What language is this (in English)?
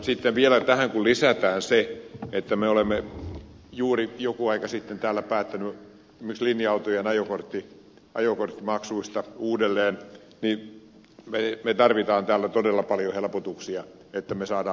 Finnish